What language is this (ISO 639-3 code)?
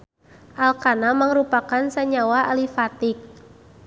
sun